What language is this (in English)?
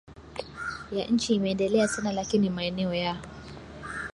Swahili